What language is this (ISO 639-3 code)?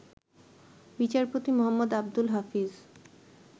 ben